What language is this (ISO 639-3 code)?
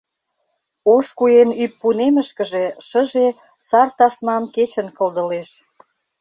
chm